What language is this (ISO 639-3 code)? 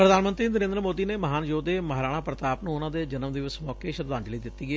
pan